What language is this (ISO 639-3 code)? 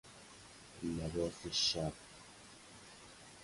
fas